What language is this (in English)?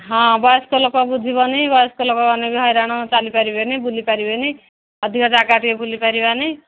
Odia